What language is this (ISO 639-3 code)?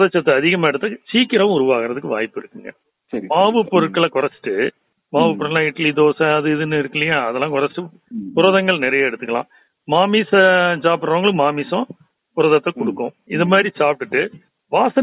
tam